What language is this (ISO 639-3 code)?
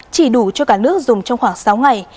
vie